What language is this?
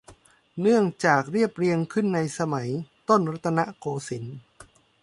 Thai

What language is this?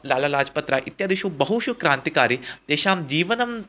Sanskrit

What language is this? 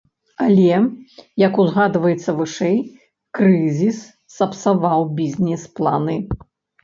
Belarusian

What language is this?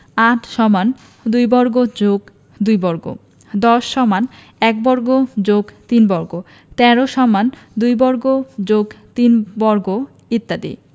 Bangla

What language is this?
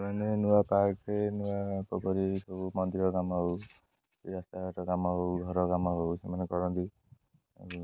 Odia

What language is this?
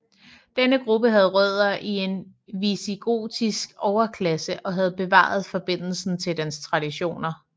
Danish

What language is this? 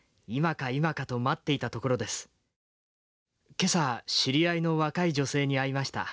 Japanese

